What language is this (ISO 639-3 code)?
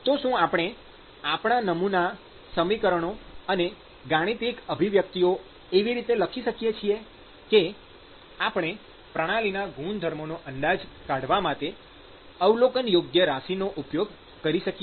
guj